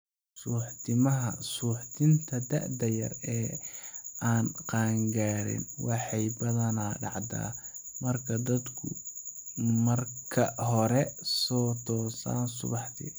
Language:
Somali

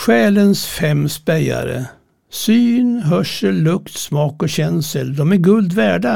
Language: Swedish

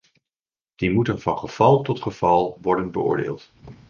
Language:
Dutch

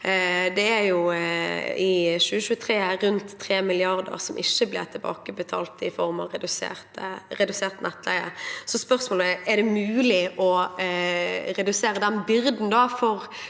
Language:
Norwegian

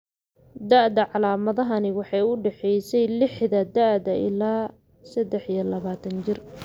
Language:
Somali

